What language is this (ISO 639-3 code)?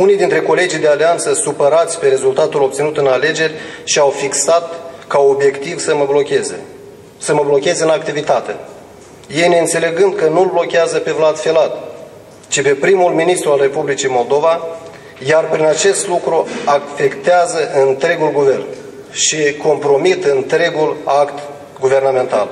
ron